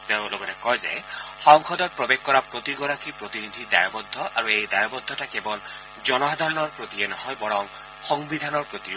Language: Assamese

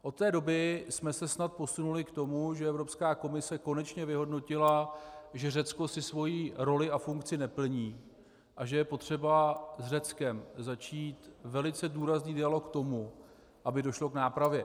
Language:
Czech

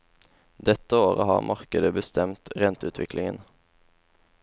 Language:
Norwegian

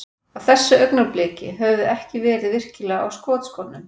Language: Icelandic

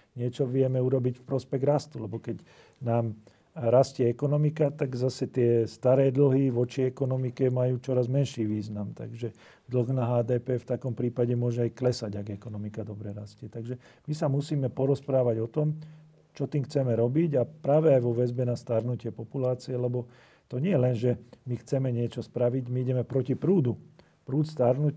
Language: Slovak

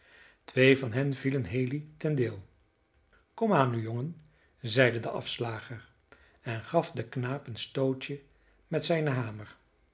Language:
Dutch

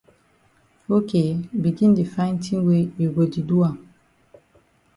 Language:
Cameroon Pidgin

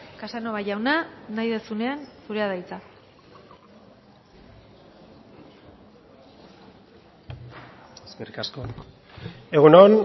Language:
Basque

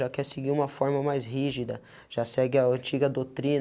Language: Portuguese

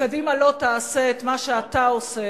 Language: Hebrew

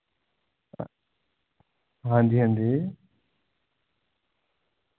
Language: Dogri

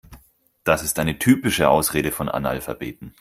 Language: German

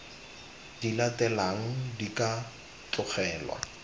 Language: Tswana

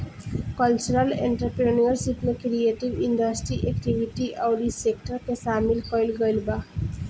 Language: Bhojpuri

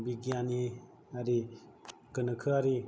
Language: Bodo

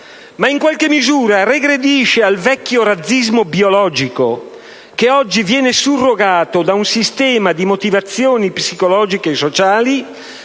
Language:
Italian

